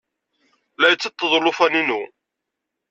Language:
Kabyle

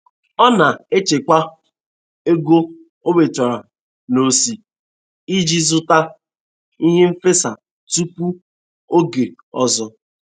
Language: Igbo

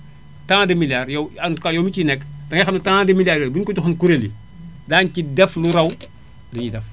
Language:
Wolof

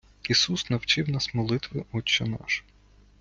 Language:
Ukrainian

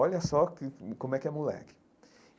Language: Portuguese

